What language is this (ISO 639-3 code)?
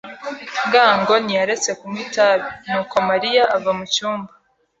kin